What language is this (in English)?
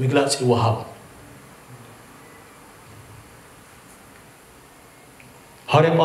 Arabic